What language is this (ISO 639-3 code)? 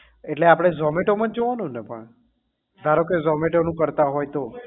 guj